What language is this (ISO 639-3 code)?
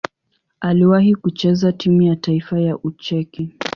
swa